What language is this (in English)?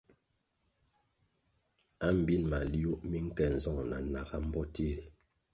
Kwasio